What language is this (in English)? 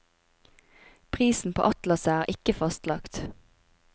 Norwegian